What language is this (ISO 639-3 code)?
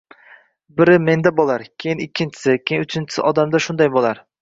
uzb